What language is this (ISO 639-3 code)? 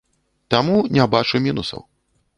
bel